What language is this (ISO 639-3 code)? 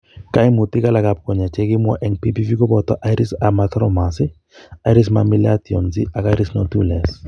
kln